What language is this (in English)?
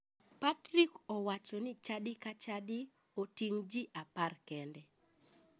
Luo (Kenya and Tanzania)